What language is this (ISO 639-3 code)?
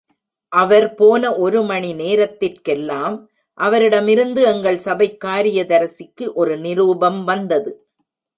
tam